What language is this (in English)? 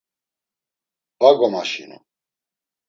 Laz